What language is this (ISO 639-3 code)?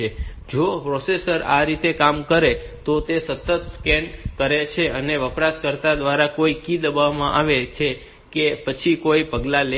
guj